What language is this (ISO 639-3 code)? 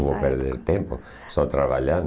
por